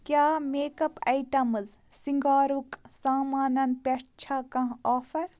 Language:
Kashmiri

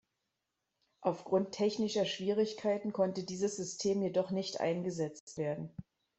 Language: German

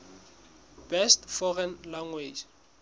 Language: Southern Sotho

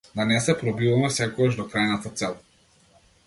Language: Macedonian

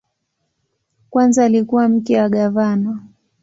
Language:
Swahili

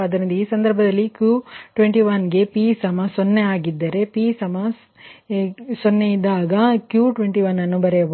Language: Kannada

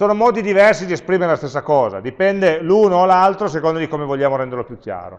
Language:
Italian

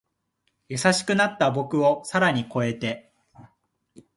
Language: Japanese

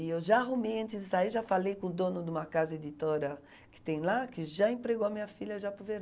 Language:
Portuguese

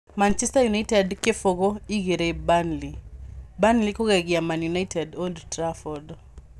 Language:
Kikuyu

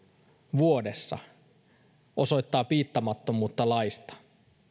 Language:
Finnish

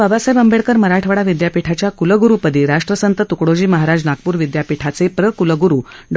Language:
Marathi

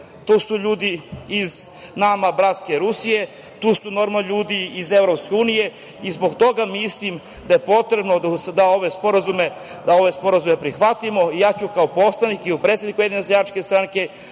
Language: Serbian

